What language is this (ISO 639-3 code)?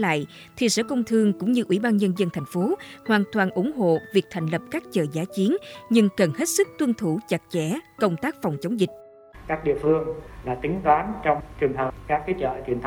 vie